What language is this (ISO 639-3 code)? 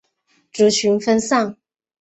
zho